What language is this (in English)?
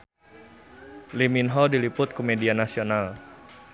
Sundanese